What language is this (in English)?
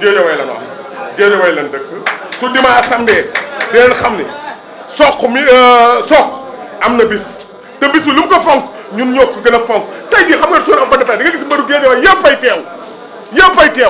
Indonesian